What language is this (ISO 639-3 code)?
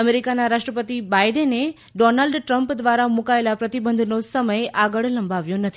guj